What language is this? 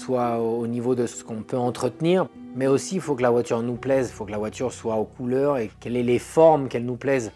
French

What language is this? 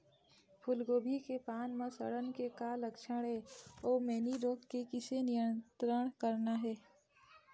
Chhattisgarhi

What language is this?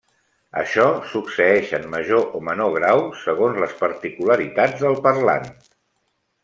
Catalan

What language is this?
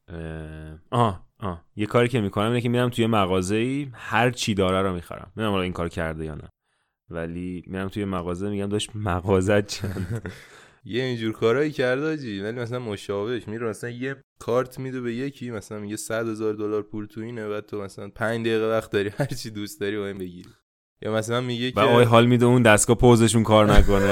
Persian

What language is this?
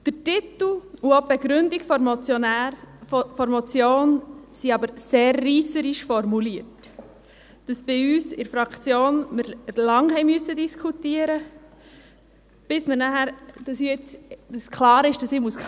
Swiss German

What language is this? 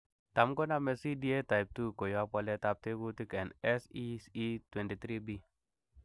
Kalenjin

